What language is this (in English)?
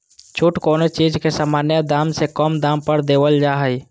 Magahi